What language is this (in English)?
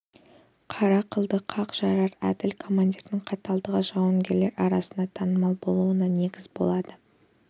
Kazakh